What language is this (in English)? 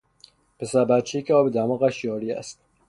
Persian